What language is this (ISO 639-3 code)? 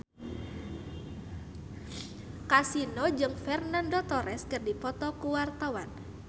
sun